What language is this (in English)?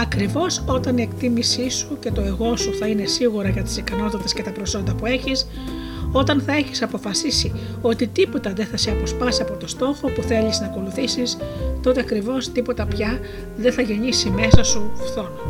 Greek